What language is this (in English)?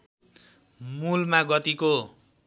Nepali